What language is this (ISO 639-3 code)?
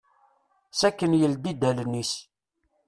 kab